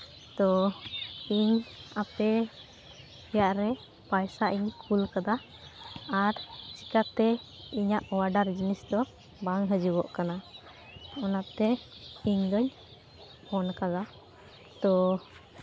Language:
Santali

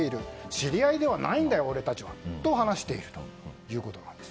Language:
Japanese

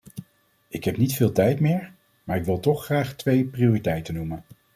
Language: Dutch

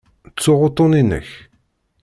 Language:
Kabyle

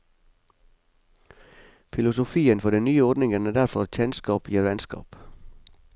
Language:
Norwegian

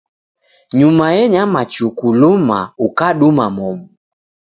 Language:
Taita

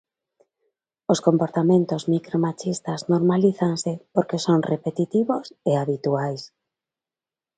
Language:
Galician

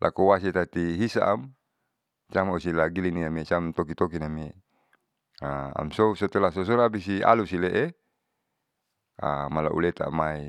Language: Saleman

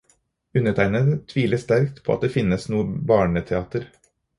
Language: Norwegian Bokmål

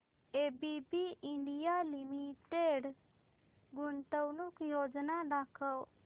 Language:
Marathi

